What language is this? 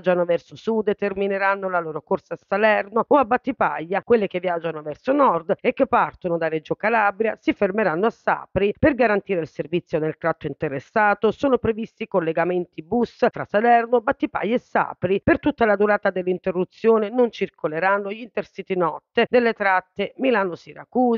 Italian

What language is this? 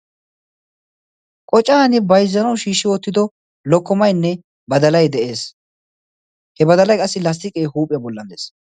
Wolaytta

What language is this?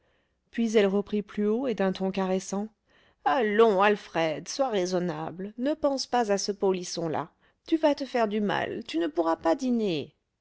French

